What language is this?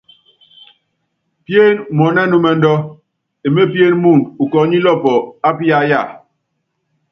Yangben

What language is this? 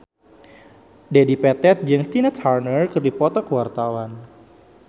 Sundanese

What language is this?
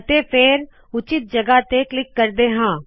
Punjabi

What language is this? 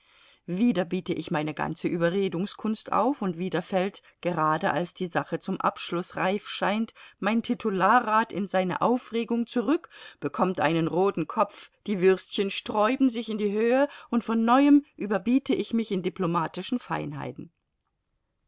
German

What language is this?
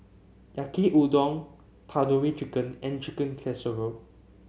English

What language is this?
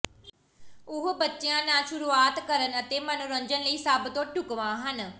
Punjabi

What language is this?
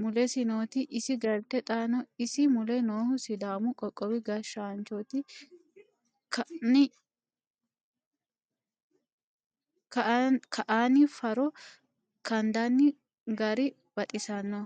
Sidamo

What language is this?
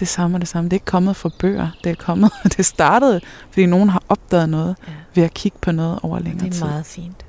Danish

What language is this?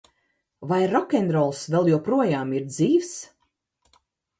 Latvian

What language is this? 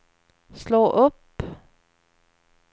Swedish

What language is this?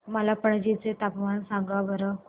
Marathi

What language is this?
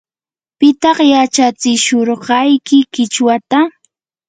Yanahuanca Pasco Quechua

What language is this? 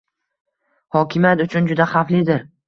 Uzbek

